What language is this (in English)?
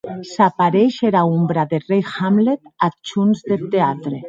Occitan